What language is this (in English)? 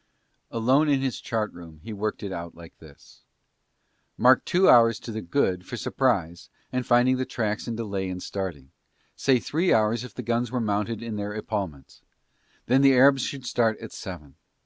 English